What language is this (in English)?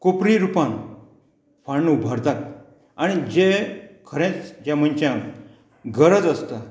Konkani